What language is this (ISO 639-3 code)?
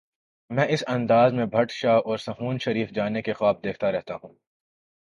urd